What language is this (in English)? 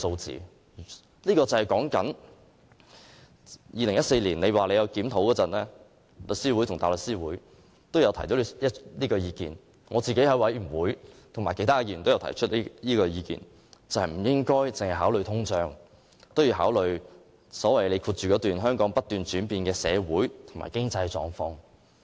Cantonese